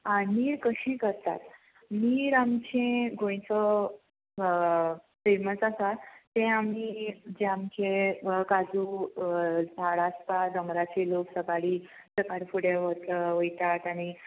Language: Konkani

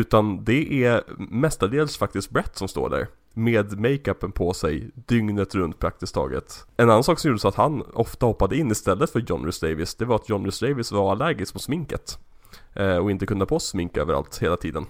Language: Swedish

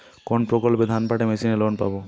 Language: Bangla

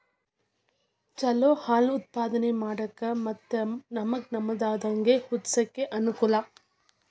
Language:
Kannada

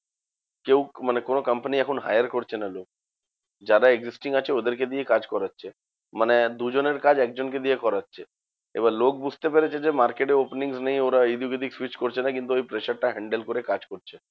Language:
Bangla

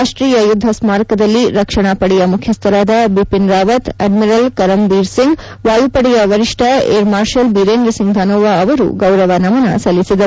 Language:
Kannada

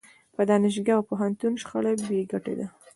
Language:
Pashto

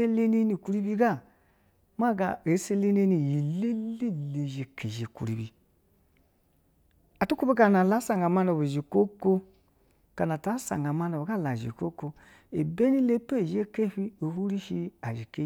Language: Basa (Nigeria)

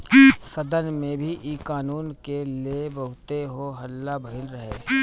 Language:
Bhojpuri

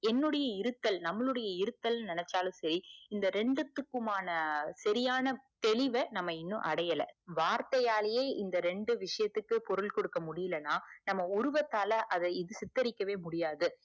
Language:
Tamil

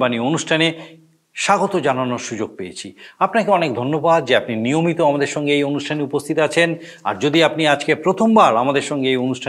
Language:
Bangla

